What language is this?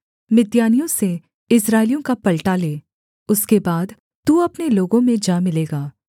Hindi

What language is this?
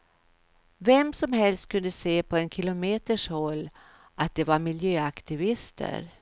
Swedish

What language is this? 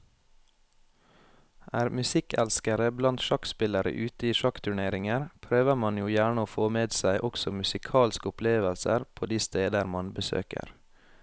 Norwegian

